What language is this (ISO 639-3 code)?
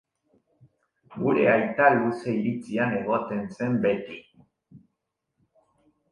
eus